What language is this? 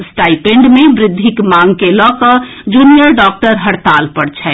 Maithili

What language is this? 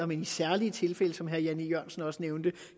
Danish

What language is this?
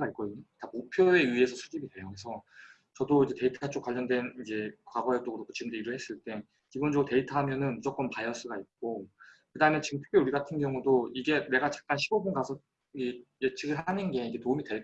Korean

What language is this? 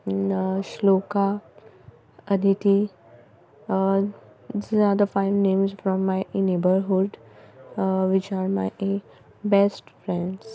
Konkani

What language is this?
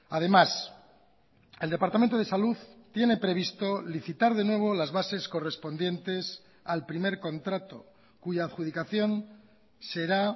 Spanish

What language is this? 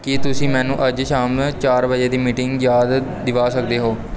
Punjabi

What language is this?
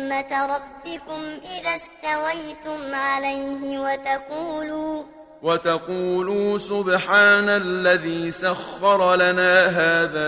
Arabic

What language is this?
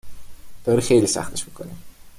Persian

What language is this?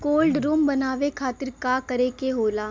Bhojpuri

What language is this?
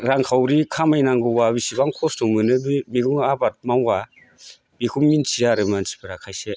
Bodo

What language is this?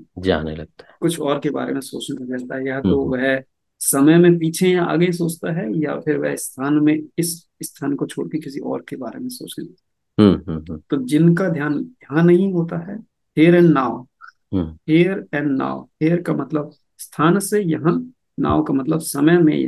Hindi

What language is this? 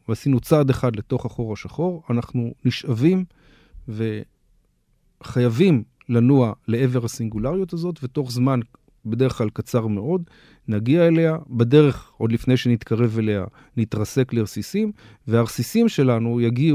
Hebrew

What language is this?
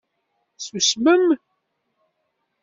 Kabyle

